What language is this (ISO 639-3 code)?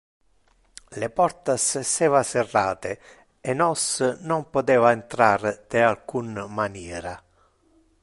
ina